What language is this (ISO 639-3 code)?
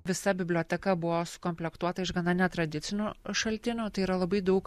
lit